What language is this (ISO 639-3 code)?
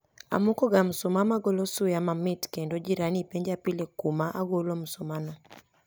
luo